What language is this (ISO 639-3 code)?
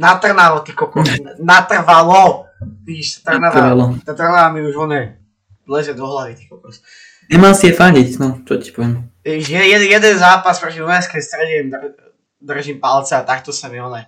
slk